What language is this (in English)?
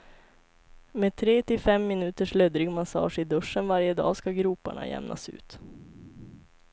Swedish